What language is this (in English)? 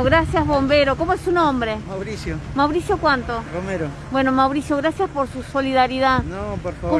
Spanish